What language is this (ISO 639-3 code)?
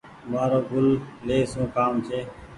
gig